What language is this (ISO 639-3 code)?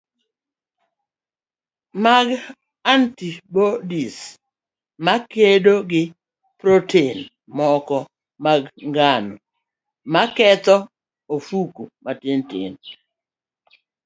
luo